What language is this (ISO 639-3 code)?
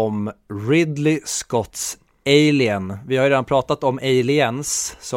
swe